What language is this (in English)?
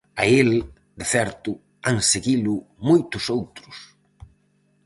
Galician